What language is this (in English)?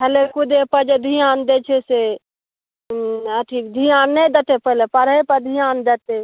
Maithili